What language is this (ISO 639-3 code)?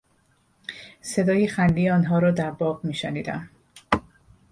fas